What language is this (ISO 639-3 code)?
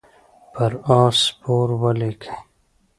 pus